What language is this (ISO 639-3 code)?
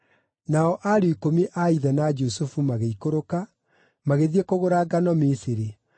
kik